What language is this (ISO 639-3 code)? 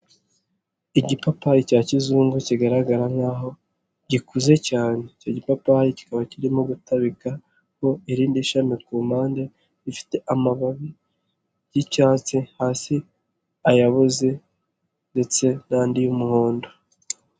kin